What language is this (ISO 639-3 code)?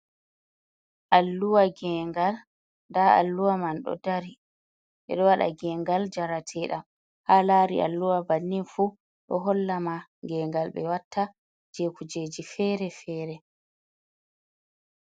ful